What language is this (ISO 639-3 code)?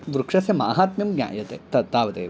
san